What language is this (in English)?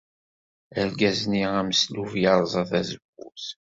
Kabyle